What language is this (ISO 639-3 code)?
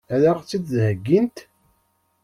kab